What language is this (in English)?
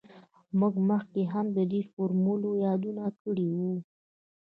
Pashto